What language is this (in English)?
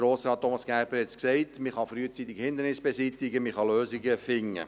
Swiss German